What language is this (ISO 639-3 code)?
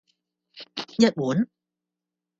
yue